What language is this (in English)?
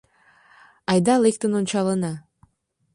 Mari